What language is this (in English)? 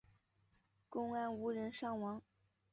Chinese